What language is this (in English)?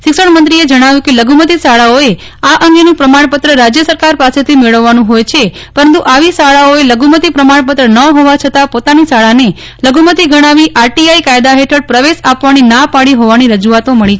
Gujarati